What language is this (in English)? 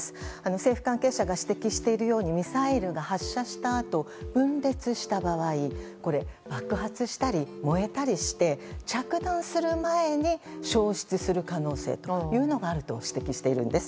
Japanese